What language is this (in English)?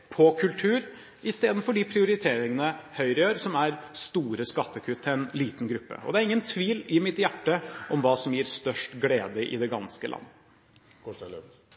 Norwegian Bokmål